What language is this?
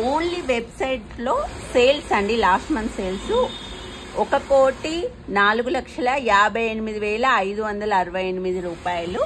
Telugu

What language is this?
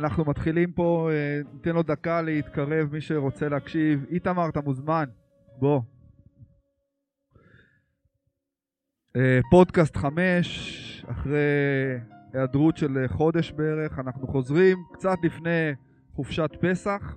Hebrew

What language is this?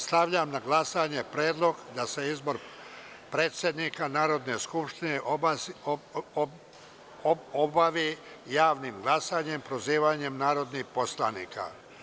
Serbian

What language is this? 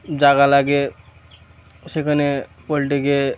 Bangla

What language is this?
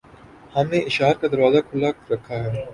Urdu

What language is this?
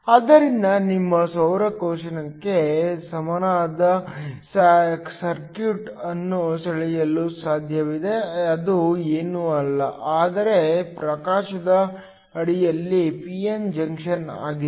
Kannada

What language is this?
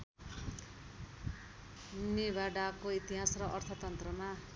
Nepali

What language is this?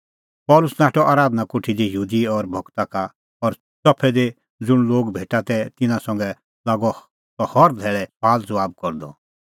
Kullu Pahari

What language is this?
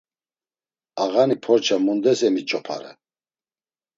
Laz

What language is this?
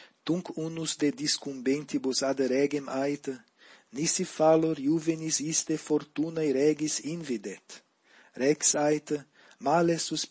Latin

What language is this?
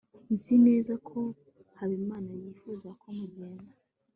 Kinyarwanda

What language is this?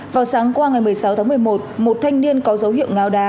Vietnamese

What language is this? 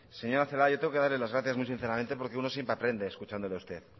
Spanish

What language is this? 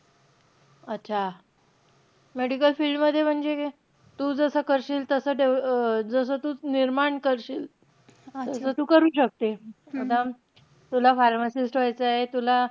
Marathi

